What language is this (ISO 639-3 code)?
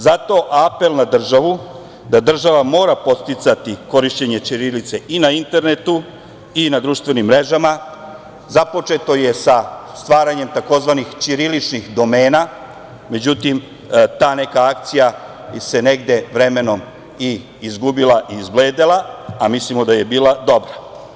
srp